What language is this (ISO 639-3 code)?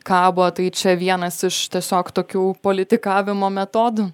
lit